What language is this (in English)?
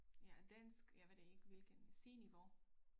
Danish